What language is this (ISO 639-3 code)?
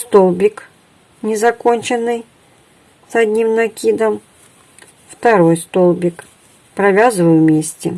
rus